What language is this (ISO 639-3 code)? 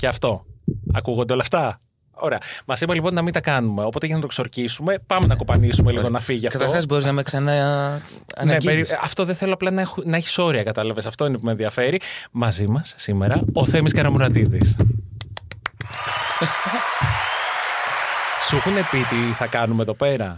ell